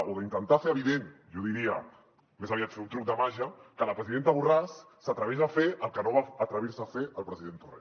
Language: Catalan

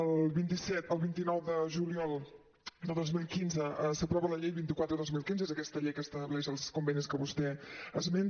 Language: Catalan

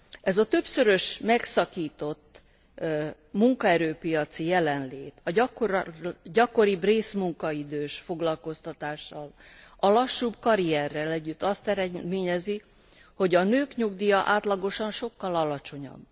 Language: Hungarian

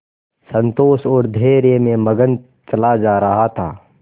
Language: Hindi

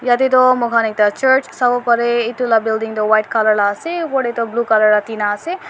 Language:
Naga Pidgin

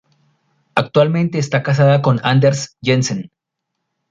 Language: Spanish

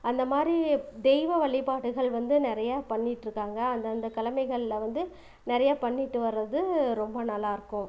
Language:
Tamil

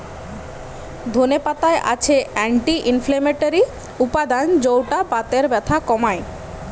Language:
Bangla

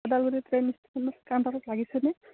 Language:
Assamese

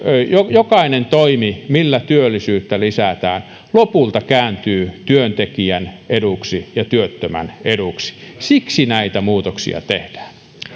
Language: Finnish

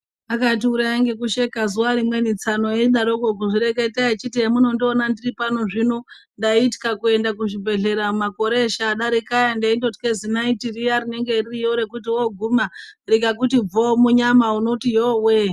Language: Ndau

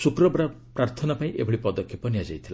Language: Odia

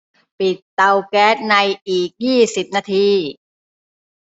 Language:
Thai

